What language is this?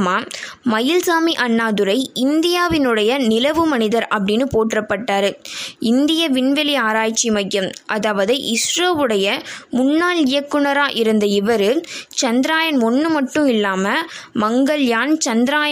Tamil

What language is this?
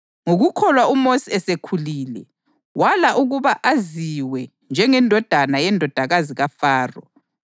North Ndebele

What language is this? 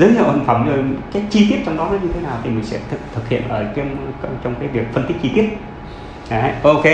Vietnamese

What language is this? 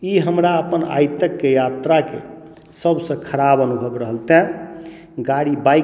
Maithili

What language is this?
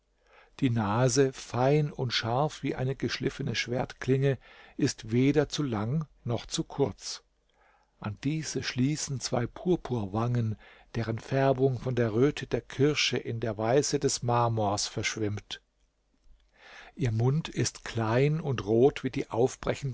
German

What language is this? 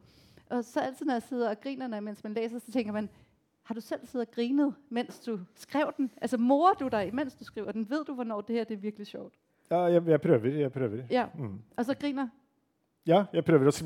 Danish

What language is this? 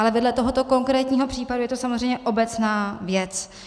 Czech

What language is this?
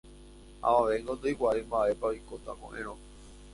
Guarani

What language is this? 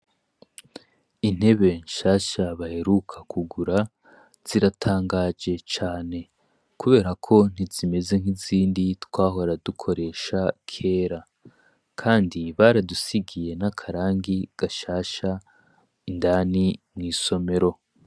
Rundi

